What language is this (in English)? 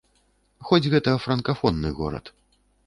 Belarusian